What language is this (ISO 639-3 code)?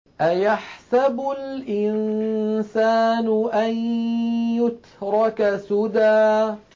ara